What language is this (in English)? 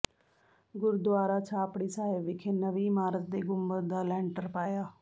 Punjabi